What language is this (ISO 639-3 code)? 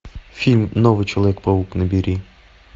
rus